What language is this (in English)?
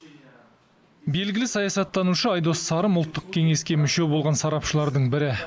Kazakh